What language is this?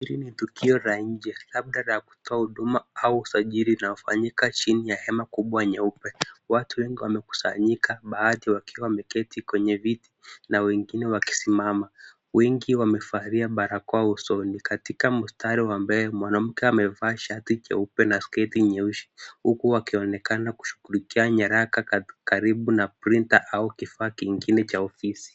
Swahili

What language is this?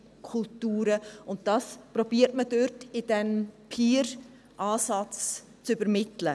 Swiss German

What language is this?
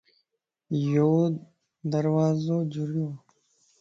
Lasi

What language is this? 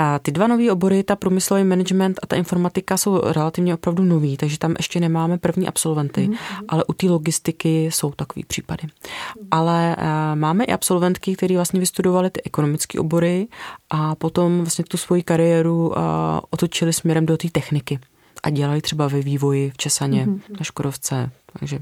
Czech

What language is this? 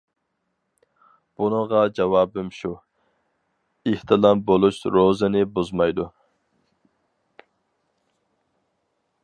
Uyghur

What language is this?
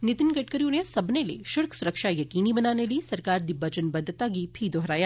Dogri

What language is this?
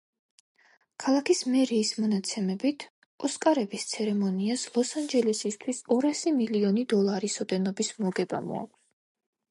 Georgian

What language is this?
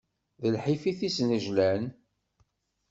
Kabyle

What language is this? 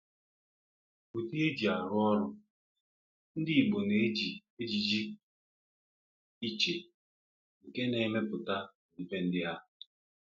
Igbo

